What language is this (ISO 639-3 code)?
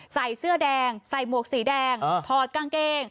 tha